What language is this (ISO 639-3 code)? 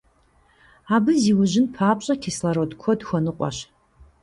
kbd